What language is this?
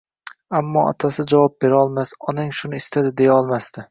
Uzbek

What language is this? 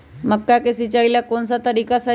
Magahi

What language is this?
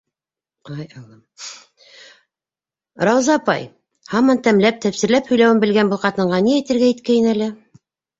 Bashkir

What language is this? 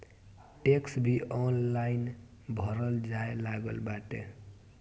Bhojpuri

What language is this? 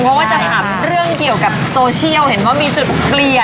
Thai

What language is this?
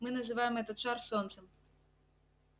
Russian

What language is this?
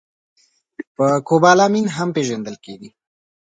Pashto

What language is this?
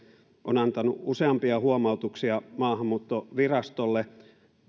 Finnish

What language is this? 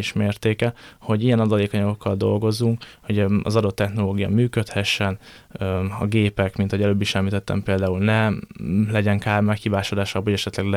Hungarian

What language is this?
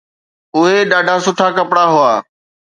Sindhi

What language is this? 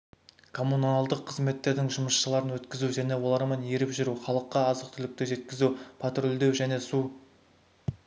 Kazakh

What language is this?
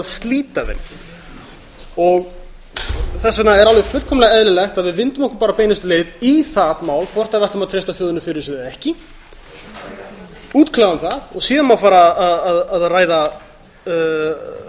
Icelandic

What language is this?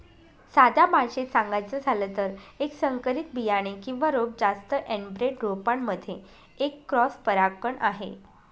Marathi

